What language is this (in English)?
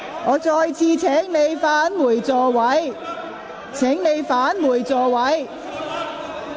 Cantonese